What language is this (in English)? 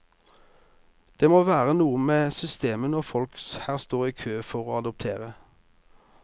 Norwegian